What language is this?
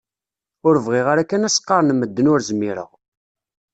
Kabyle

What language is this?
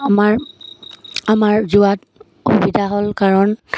Assamese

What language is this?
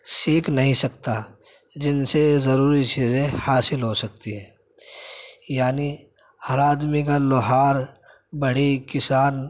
Urdu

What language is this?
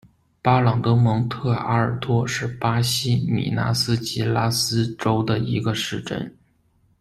Chinese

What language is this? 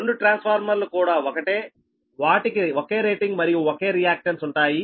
Telugu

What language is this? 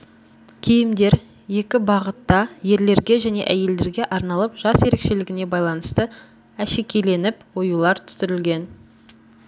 Kazakh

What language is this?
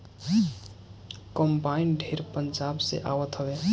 Bhojpuri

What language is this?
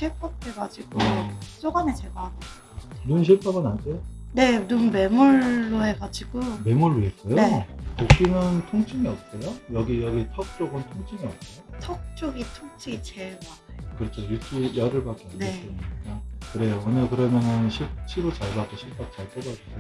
Korean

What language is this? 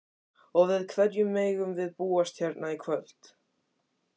Icelandic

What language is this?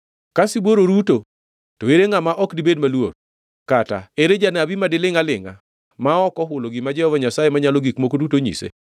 Luo (Kenya and Tanzania)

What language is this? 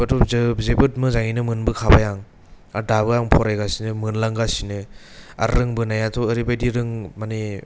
Bodo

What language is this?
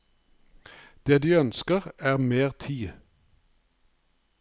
Norwegian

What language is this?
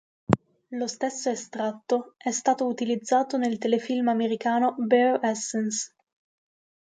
Italian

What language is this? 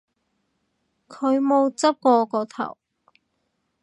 Cantonese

